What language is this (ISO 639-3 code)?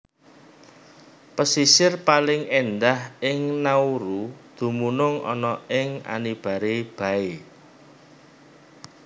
jav